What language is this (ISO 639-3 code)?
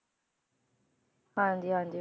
pan